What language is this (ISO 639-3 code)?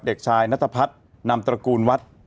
tha